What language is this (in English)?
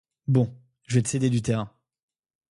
French